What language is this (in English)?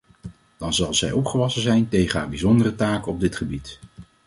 Dutch